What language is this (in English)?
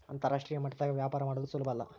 Kannada